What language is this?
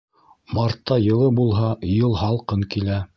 Bashkir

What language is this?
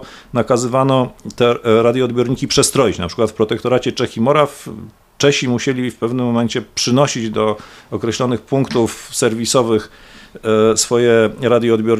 Polish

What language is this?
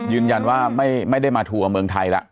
Thai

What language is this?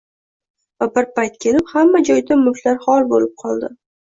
Uzbek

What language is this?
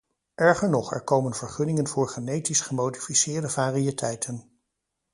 Dutch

